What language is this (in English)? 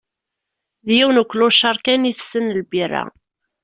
Kabyle